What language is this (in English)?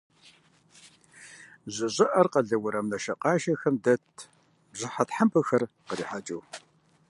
Kabardian